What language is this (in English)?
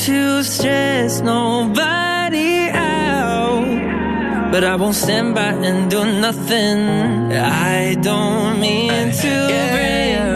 Ukrainian